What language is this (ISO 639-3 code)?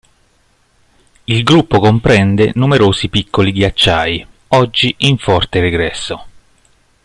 ita